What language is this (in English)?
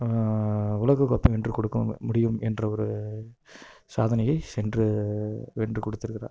Tamil